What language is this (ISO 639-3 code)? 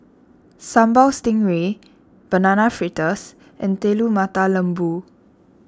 eng